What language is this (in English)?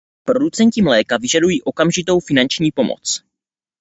Czech